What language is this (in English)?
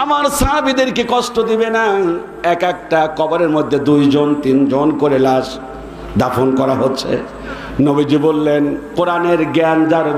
Arabic